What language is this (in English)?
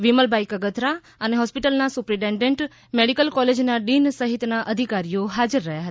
Gujarati